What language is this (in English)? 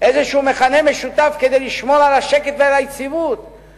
Hebrew